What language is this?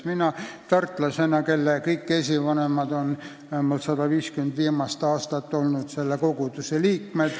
Estonian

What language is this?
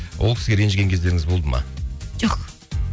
Kazakh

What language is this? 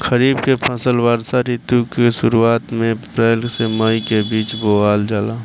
Bhojpuri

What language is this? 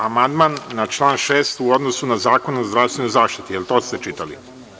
Serbian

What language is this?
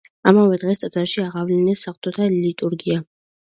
Georgian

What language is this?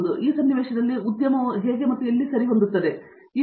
Kannada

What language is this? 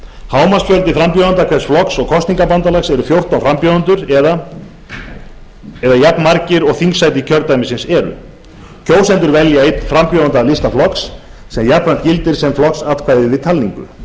Icelandic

